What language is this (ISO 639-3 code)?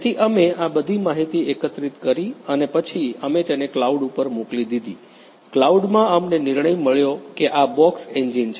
guj